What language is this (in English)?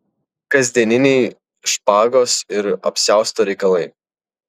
Lithuanian